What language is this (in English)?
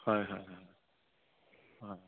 Assamese